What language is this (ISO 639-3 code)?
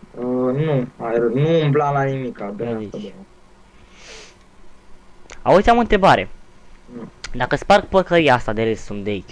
ron